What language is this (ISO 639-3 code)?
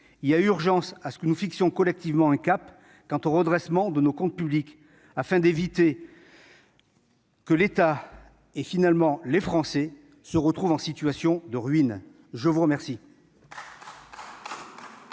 fra